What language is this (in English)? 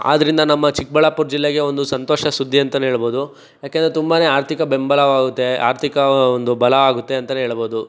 Kannada